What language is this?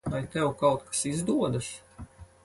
Latvian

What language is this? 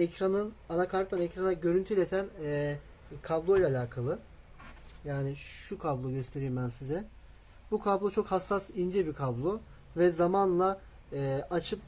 Turkish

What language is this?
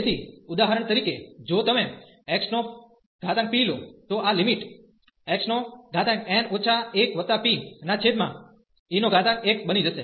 Gujarati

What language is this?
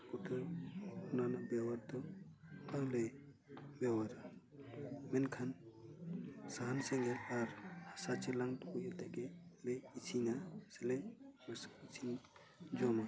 Santali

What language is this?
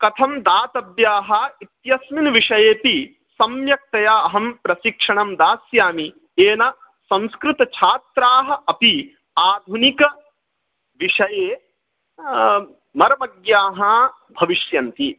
Sanskrit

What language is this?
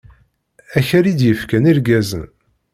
Kabyle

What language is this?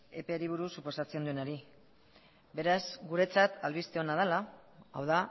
Basque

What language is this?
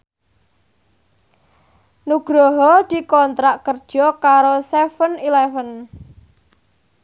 Javanese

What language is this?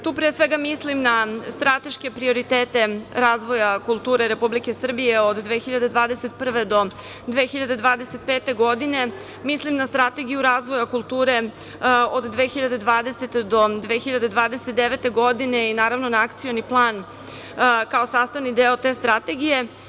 Serbian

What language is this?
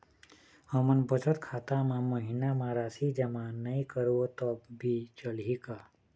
Chhattisgarhi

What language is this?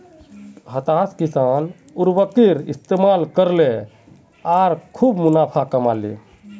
Magahi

